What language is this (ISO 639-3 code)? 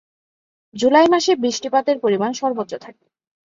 ben